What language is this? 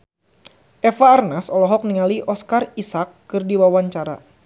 Sundanese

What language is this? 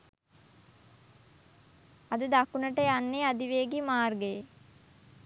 Sinhala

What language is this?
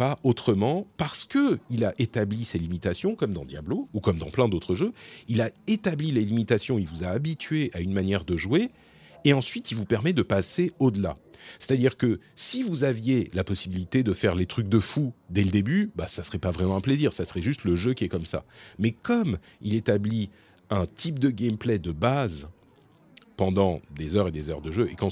French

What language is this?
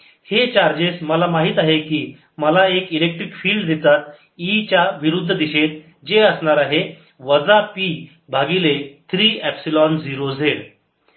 Marathi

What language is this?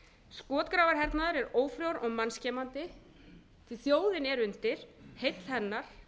Icelandic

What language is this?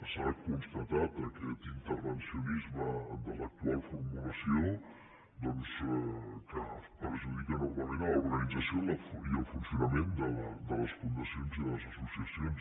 Catalan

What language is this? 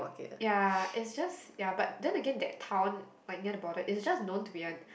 English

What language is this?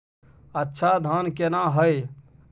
Maithili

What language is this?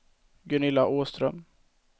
Swedish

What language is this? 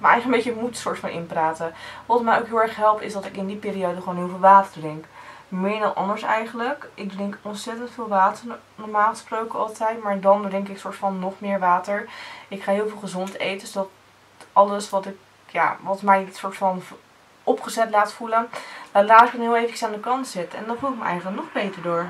Dutch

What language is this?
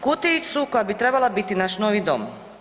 Croatian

